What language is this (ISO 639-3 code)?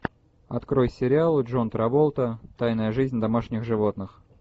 rus